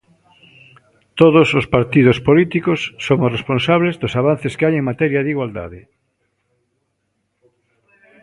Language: Galician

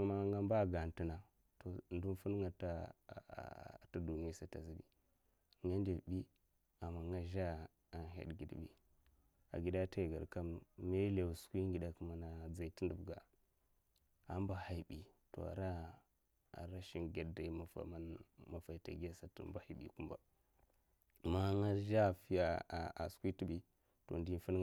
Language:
Mafa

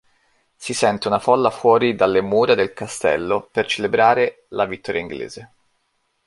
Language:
Italian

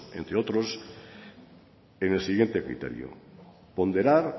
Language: Spanish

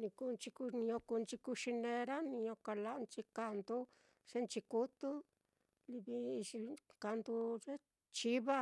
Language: Mitlatongo Mixtec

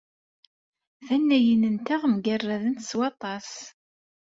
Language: Kabyle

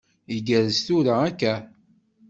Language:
Kabyle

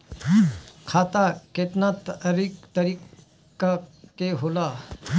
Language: Bhojpuri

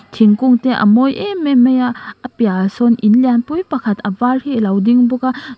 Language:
Mizo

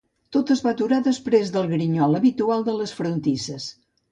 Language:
Catalan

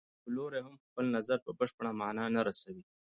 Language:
Pashto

